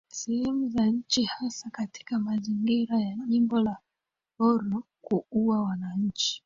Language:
Swahili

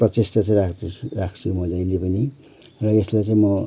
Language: Nepali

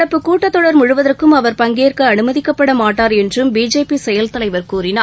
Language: Tamil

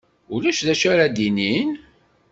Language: Kabyle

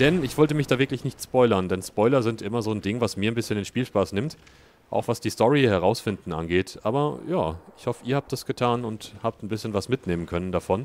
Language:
German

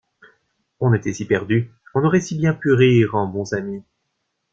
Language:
French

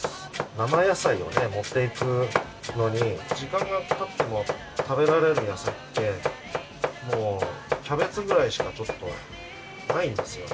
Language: Japanese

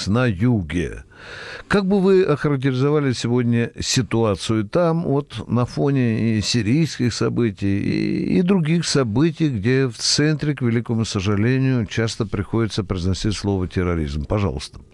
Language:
Russian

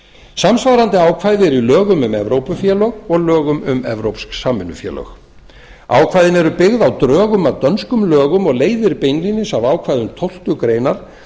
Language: Icelandic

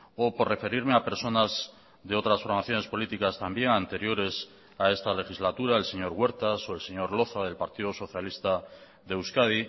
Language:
Spanish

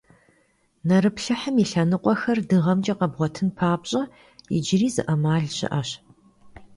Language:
Kabardian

